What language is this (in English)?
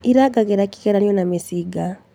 Kikuyu